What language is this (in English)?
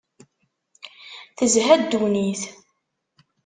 Kabyle